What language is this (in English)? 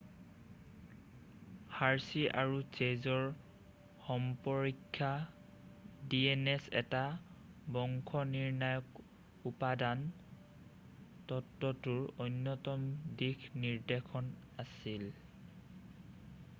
Assamese